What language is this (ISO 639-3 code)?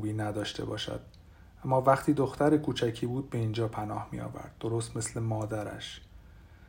fas